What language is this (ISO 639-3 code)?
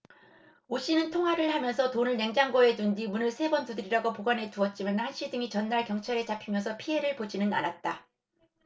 kor